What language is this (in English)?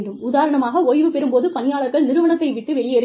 Tamil